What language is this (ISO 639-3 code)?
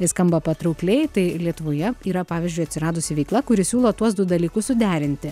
lit